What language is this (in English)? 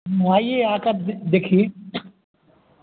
Hindi